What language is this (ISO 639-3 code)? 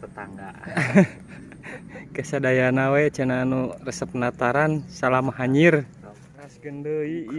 ind